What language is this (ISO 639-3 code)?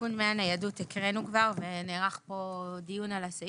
heb